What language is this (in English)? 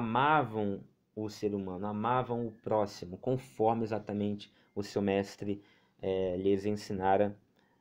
Portuguese